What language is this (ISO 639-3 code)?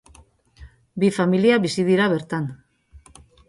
eus